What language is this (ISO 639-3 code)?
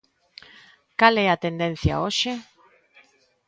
glg